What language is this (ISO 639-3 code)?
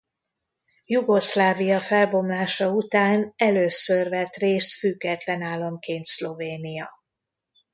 hun